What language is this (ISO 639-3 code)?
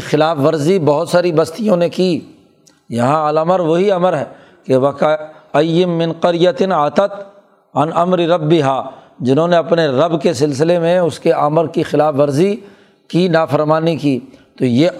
urd